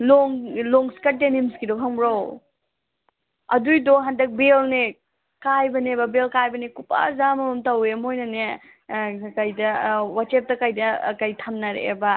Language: Manipuri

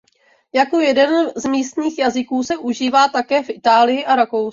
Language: Czech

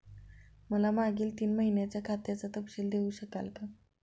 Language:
Marathi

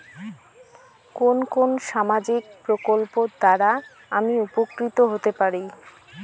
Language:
Bangla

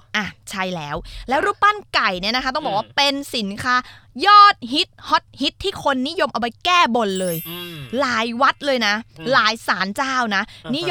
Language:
Thai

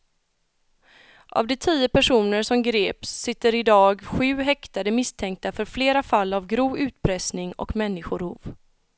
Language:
Swedish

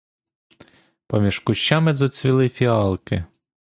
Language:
Ukrainian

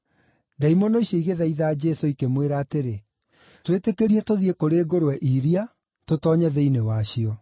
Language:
Kikuyu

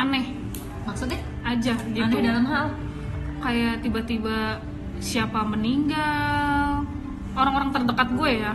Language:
Indonesian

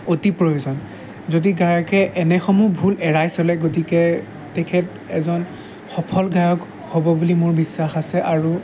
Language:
Assamese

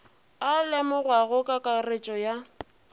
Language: Northern Sotho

